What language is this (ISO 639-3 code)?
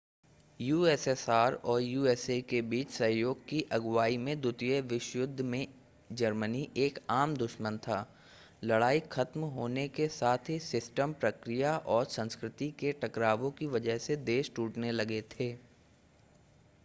hin